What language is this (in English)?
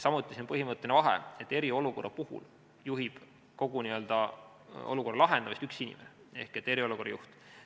Estonian